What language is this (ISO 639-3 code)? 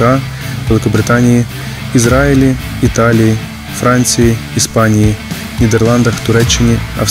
ukr